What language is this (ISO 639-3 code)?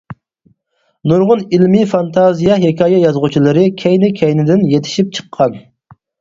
uig